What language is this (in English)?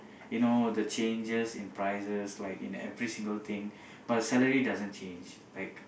English